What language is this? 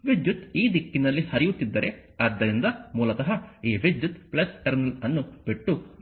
Kannada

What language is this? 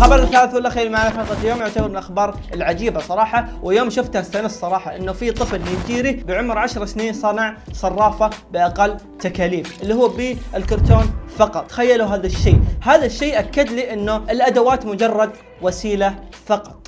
Arabic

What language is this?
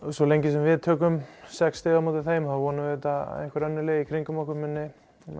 Icelandic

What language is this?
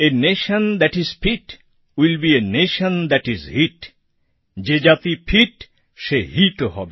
Bangla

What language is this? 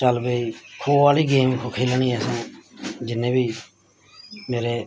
Dogri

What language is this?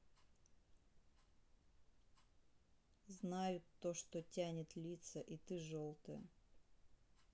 Russian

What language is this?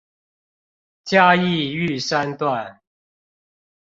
Chinese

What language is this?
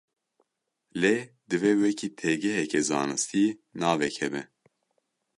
Kurdish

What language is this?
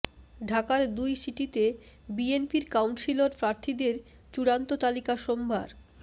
Bangla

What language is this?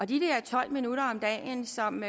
Danish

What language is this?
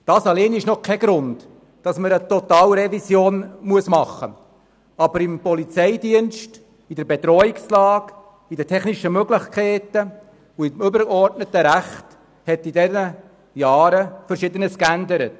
Swiss German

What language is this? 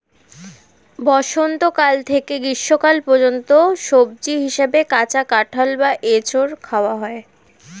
Bangla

